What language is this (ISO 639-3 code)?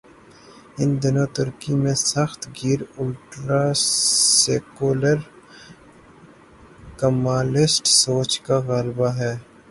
urd